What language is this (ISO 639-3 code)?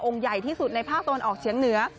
tha